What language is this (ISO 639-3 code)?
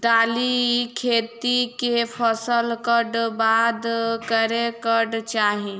mai